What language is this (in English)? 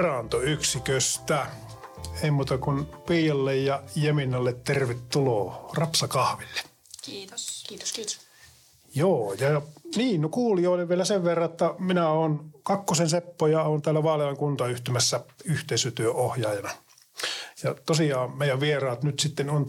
Finnish